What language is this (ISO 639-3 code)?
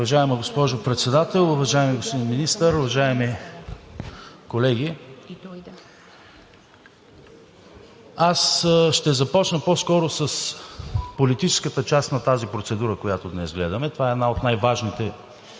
bul